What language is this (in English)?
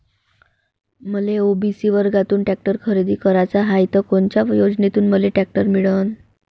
Marathi